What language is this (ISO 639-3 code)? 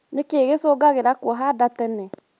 kik